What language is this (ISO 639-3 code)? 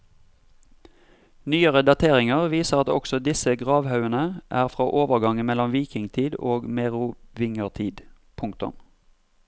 nor